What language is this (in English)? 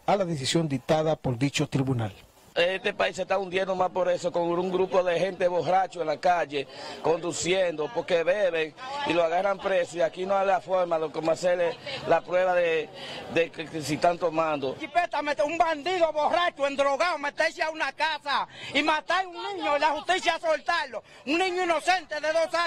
Spanish